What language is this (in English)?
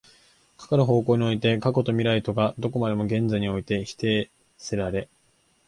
Japanese